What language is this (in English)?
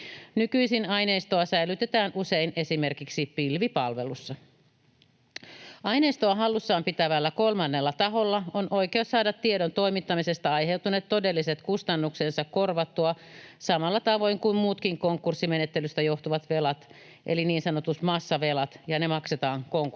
Finnish